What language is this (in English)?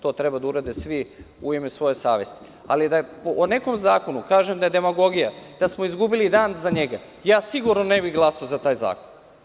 Serbian